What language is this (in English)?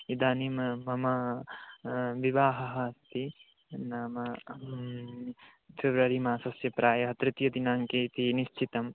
Sanskrit